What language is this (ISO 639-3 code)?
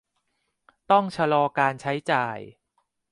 tha